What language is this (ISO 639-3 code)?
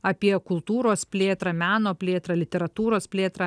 lit